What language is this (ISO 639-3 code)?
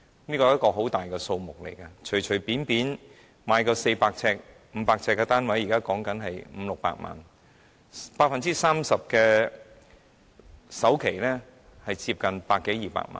yue